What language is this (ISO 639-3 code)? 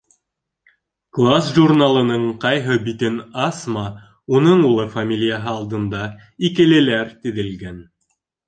bak